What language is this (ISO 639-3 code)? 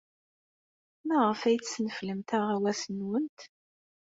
kab